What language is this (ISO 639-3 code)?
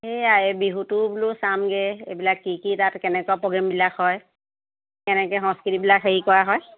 asm